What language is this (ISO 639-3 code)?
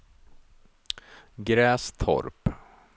swe